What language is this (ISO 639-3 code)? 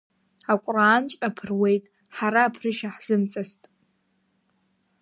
abk